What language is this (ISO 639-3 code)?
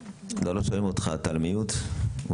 heb